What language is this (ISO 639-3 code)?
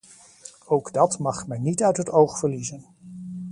nld